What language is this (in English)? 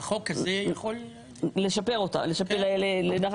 Hebrew